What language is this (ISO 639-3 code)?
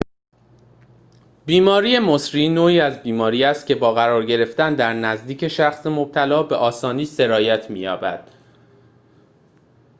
fas